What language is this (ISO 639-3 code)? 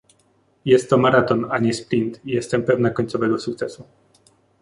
pol